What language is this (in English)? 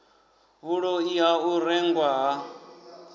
Venda